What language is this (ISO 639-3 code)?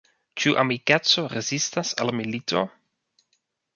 epo